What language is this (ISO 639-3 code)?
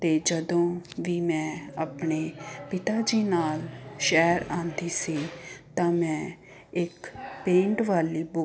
pan